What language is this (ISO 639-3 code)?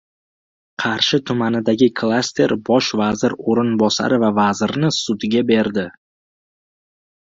uzb